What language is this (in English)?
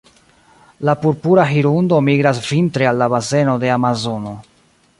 Esperanto